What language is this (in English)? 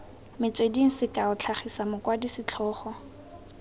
Tswana